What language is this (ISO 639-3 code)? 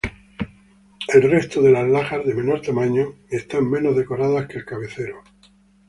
spa